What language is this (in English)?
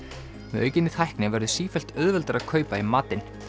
Icelandic